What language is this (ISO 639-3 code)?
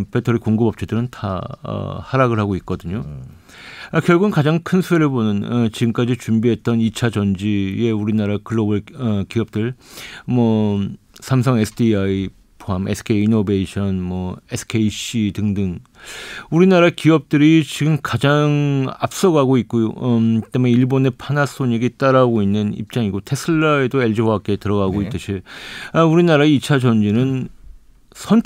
kor